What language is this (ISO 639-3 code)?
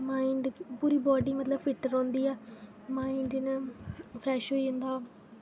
doi